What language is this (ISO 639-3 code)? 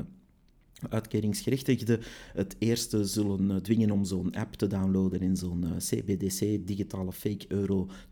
nld